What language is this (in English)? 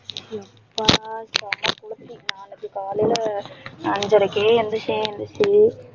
Tamil